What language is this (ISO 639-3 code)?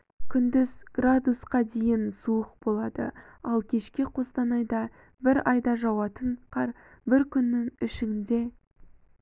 kaz